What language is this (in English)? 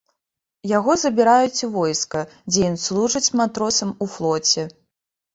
Belarusian